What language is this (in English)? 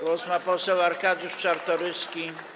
Polish